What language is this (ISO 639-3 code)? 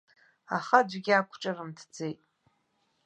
abk